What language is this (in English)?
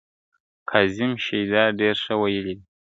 Pashto